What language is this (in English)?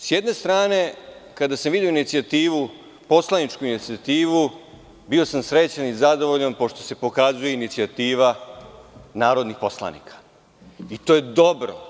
Serbian